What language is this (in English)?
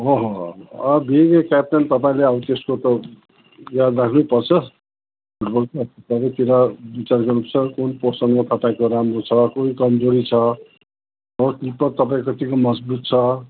Nepali